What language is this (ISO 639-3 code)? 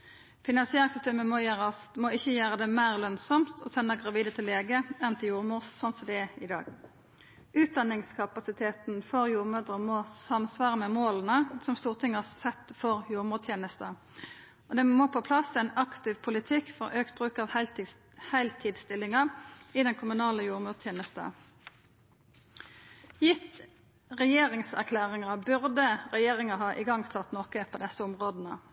nno